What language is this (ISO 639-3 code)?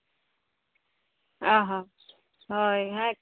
sat